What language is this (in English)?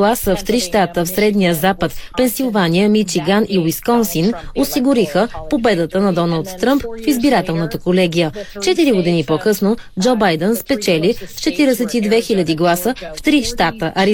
Bulgarian